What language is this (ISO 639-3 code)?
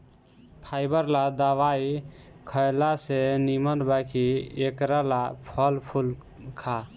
bho